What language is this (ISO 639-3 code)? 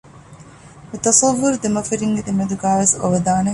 div